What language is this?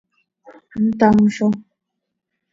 Seri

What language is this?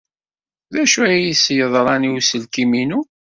Kabyle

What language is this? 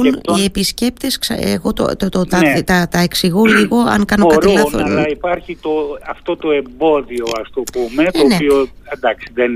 Greek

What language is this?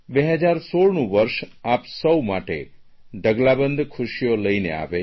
Gujarati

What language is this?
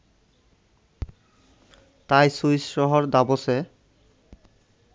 Bangla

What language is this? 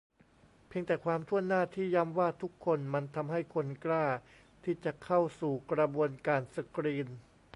Thai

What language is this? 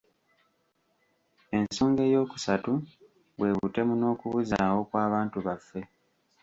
Ganda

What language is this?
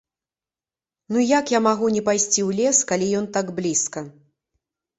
Belarusian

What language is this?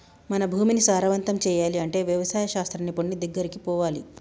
Telugu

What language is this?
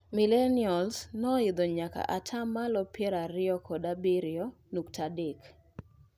Luo (Kenya and Tanzania)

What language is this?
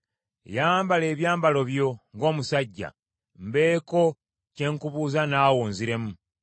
Ganda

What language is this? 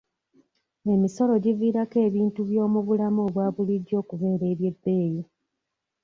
Ganda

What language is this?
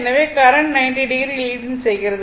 Tamil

